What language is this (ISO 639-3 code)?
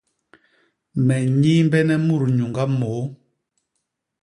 bas